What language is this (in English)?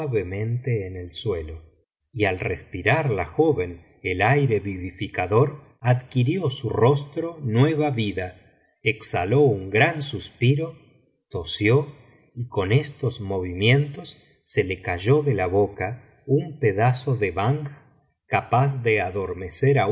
Spanish